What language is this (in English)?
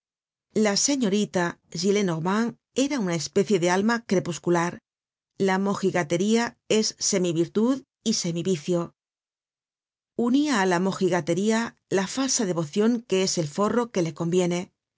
Spanish